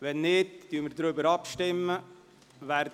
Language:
Swiss German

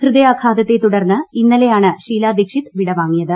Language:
Malayalam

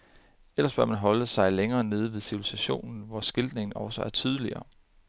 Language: Danish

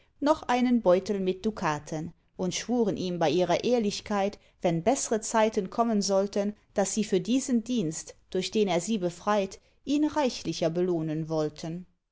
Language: German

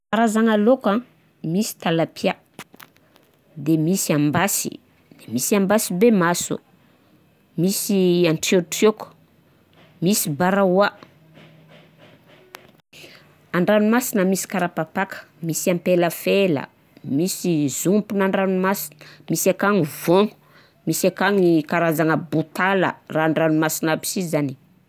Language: Southern Betsimisaraka Malagasy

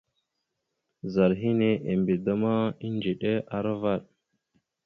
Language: Mada (Cameroon)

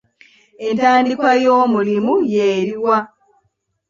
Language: Ganda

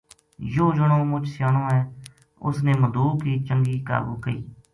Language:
Gujari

